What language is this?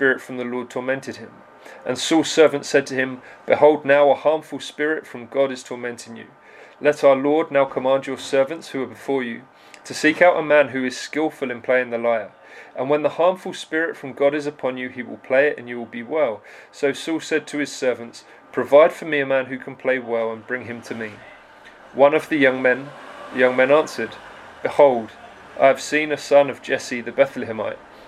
English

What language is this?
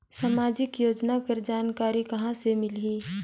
Chhattisgarhi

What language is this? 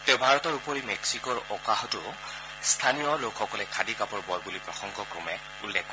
Assamese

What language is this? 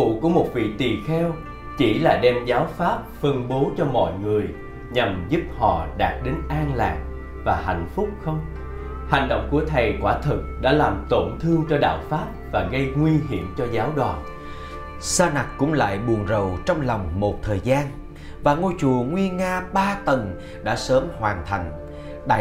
Vietnamese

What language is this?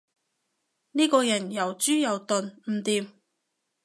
Cantonese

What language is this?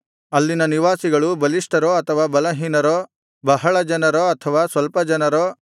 Kannada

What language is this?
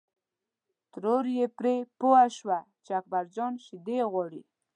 Pashto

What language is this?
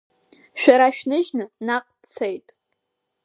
Abkhazian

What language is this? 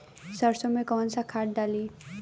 Bhojpuri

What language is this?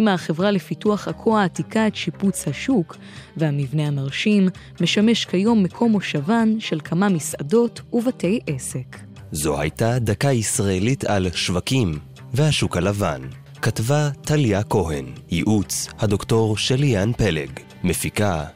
Hebrew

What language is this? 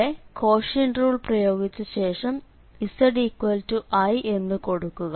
Malayalam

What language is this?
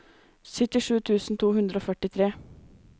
Norwegian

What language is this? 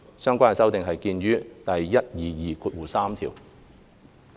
Cantonese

